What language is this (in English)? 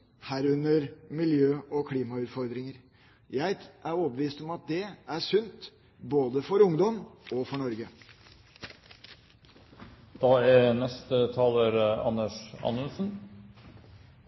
Norwegian Bokmål